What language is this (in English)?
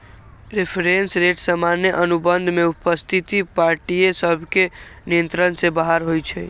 Magahi